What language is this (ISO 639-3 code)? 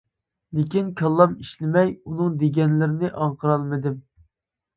uig